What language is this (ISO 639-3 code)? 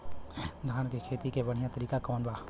bho